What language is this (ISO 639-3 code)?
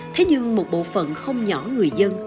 vie